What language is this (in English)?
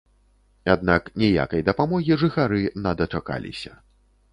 Belarusian